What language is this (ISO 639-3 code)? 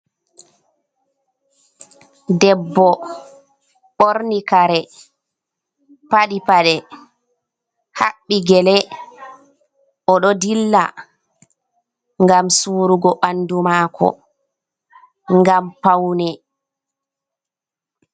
ful